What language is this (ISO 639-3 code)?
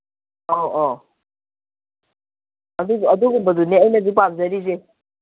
mni